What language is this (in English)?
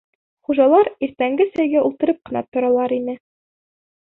Bashkir